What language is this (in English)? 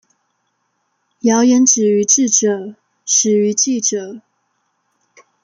Chinese